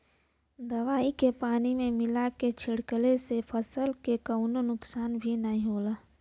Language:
Bhojpuri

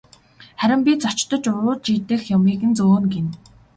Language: Mongolian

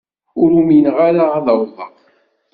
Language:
Kabyle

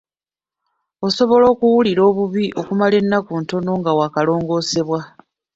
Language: Ganda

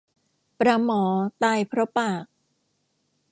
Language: Thai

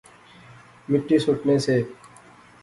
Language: Pahari-Potwari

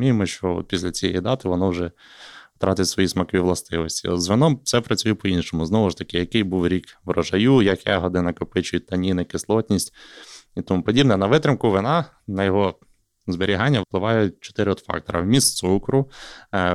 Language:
Ukrainian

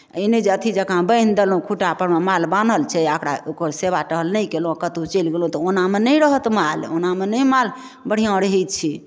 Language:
Maithili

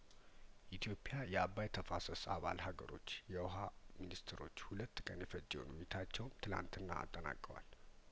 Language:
Amharic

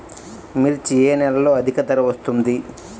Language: Telugu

